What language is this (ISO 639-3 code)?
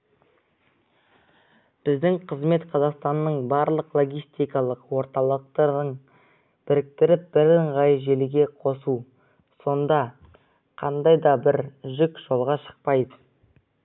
kaz